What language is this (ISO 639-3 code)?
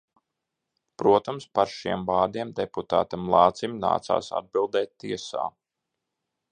lav